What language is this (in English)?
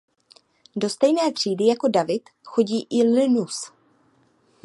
Czech